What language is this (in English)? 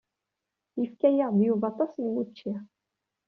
Kabyle